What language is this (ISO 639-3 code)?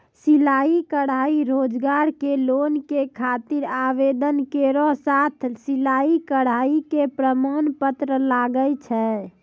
mai